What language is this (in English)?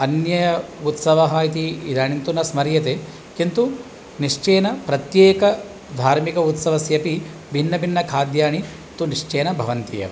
Sanskrit